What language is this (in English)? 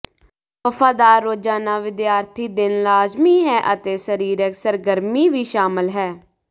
Punjabi